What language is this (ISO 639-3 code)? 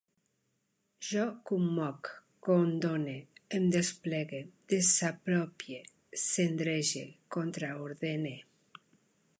cat